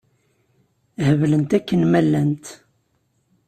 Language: Kabyle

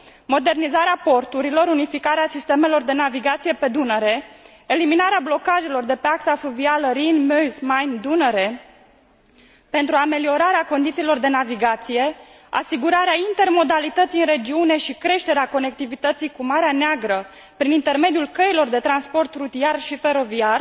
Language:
Romanian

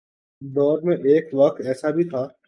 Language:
Urdu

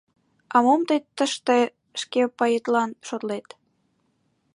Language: Mari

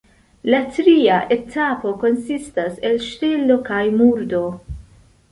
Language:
Esperanto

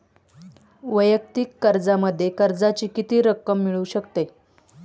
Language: Marathi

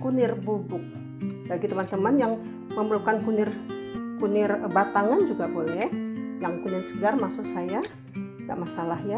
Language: Indonesian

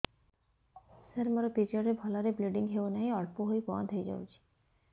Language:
Odia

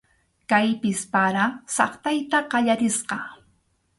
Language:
Arequipa-La Unión Quechua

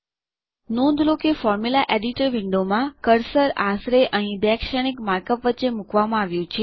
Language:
Gujarati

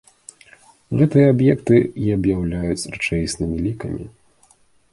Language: Belarusian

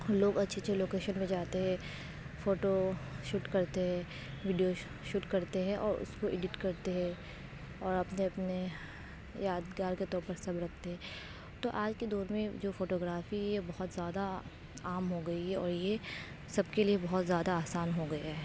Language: Urdu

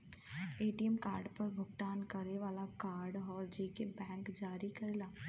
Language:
Bhojpuri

